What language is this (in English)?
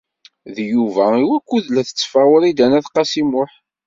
Kabyle